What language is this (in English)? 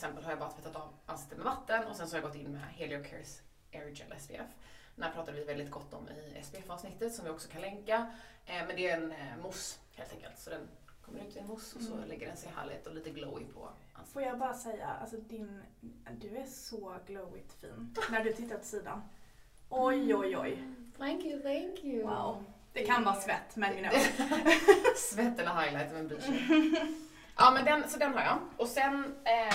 Swedish